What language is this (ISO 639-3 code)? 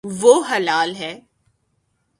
urd